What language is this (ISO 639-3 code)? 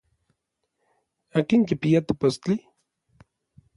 nlv